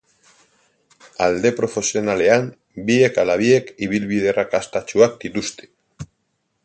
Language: Basque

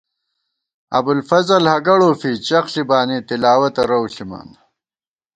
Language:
Gawar-Bati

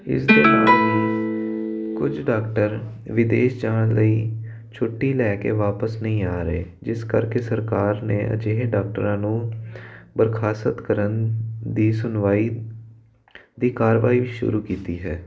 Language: Punjabi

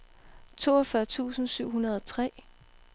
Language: Danish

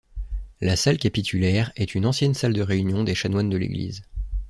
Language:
French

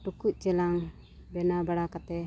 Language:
Santali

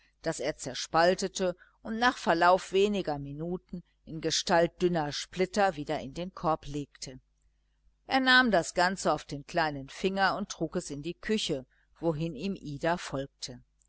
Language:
German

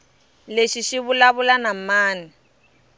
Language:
Tsonga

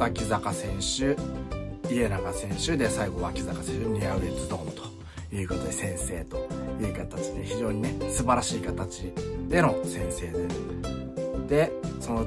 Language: Japanese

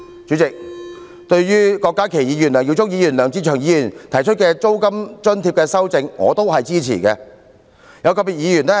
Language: Cantonese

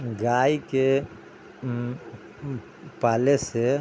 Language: Maithili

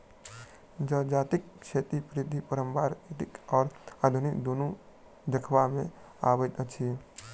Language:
Maithili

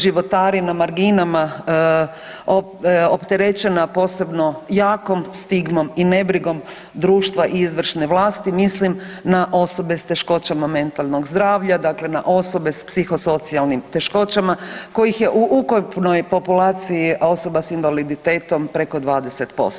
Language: Croatian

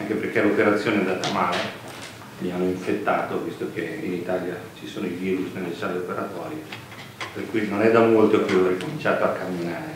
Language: Italian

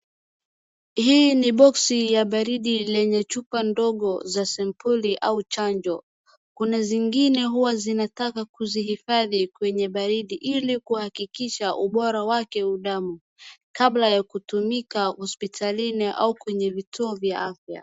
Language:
Swahili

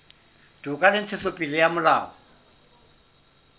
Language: Southern Sotho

